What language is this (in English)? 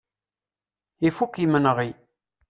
Kabyle